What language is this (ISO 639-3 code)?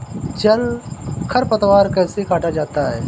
hin